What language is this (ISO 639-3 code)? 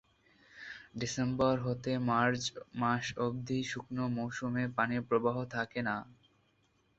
ben